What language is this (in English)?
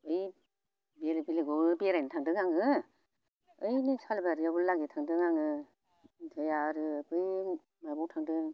Bodo